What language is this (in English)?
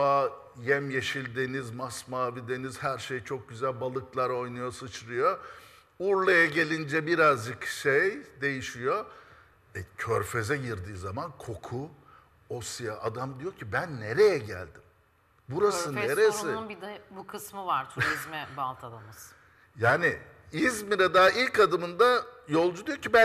Turkish